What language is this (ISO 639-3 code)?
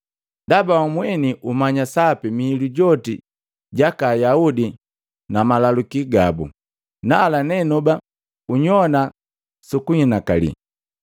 mgv